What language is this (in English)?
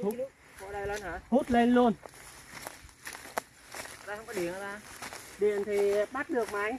Vietnamese